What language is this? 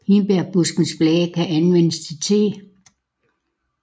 Danish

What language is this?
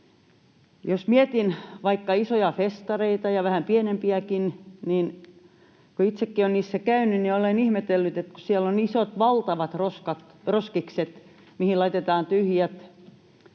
Finnish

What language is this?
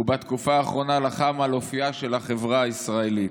Hebrew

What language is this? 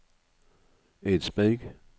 Norwegian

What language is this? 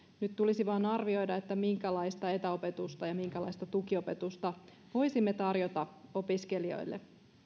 Finnish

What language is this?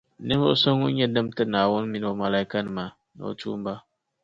Dagbani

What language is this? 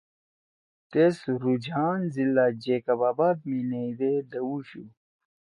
Torwali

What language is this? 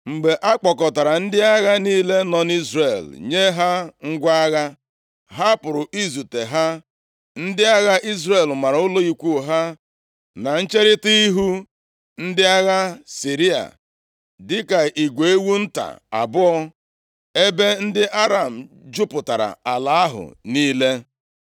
Igbo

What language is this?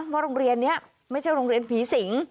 Thai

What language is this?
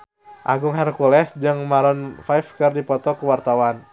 Sundanese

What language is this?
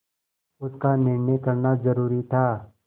Hindi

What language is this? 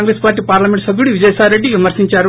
Telugu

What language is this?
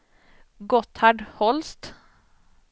Swedish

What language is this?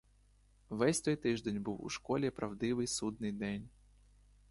Ukrainian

